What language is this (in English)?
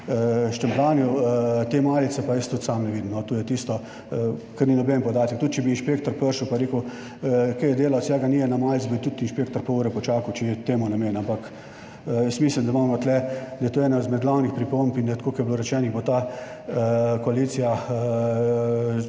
Slovenian